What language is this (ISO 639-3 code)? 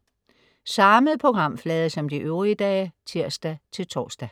dan